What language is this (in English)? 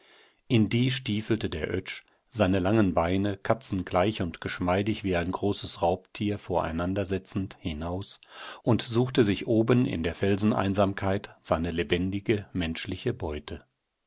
German